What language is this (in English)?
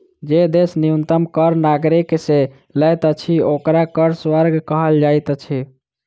Maithili